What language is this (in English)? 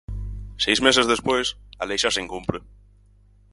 Galician